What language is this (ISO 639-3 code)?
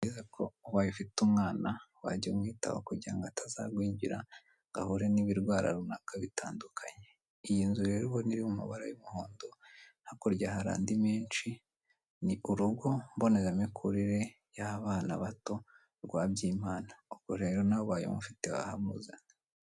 kin